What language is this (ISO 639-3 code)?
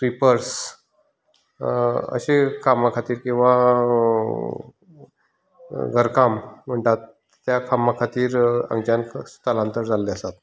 kok